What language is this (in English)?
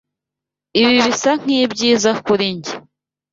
Kinyarwanda